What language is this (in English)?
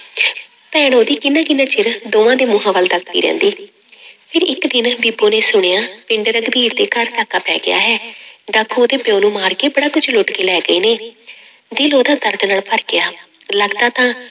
Punjabi